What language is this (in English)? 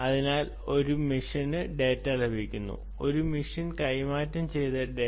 Malayalam